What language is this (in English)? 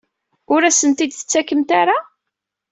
Kabyle